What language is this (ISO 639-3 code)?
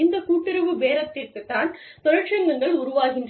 tam